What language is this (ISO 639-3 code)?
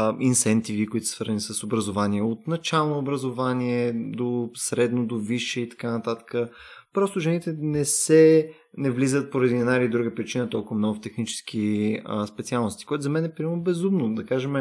bul